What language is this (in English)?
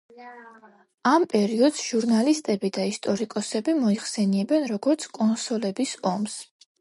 Georgian